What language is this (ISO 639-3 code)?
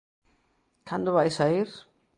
glg